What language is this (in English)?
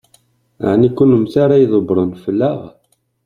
Kabyle